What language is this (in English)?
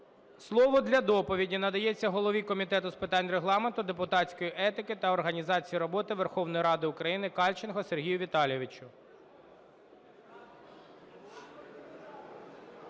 Ukrainian